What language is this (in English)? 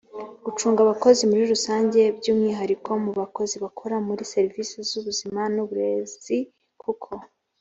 Kinyarwanda